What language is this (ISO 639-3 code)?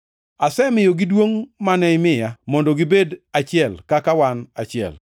luo